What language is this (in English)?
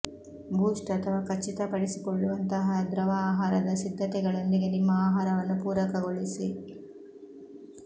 Kannada